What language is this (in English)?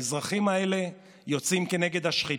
Hebrew